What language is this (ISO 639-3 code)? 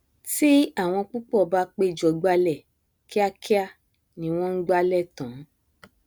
yor